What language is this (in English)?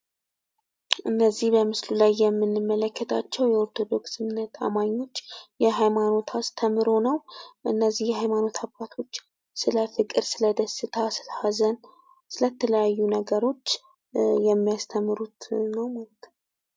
Amharic